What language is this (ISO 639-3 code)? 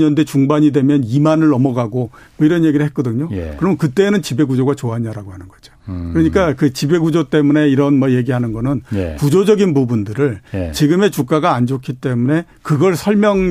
kor